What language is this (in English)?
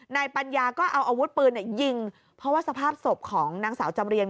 Thai